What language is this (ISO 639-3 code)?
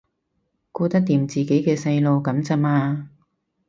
yue